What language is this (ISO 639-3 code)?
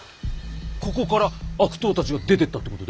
jpn